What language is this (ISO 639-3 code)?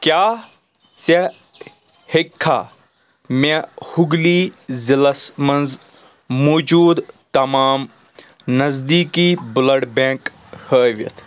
kas